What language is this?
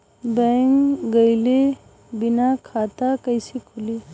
Bhojpuri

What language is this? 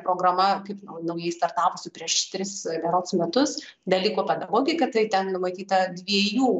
Lithuanian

